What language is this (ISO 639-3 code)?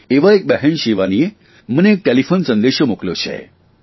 guj